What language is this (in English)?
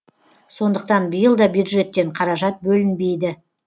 Kazakh